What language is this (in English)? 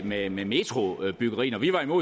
Danish